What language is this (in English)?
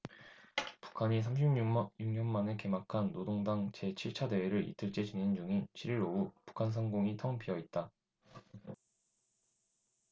Korean